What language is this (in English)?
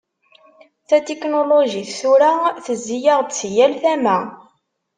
Kabyle